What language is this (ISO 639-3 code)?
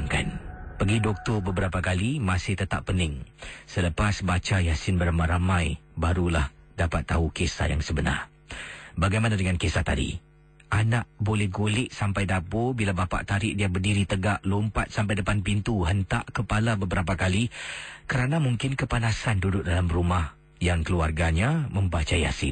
msa